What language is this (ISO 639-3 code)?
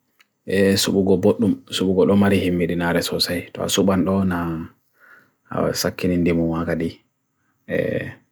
fui